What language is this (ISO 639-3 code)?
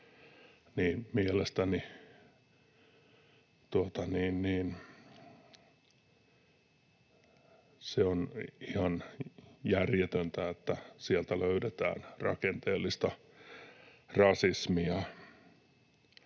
fin